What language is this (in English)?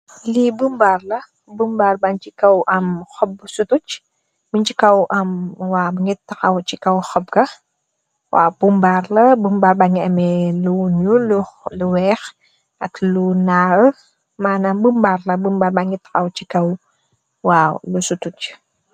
Wolof